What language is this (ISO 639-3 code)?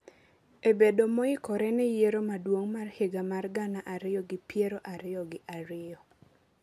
luo